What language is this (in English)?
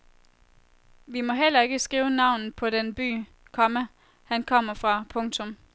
Danish